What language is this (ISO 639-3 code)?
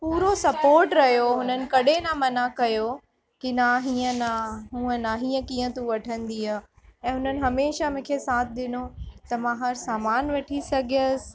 snd